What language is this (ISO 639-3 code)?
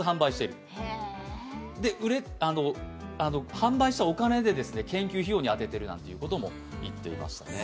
jpn